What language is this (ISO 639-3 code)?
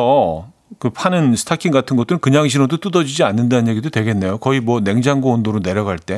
kor